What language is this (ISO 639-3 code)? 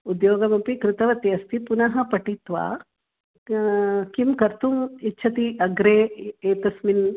san